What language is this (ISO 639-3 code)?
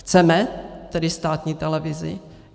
ces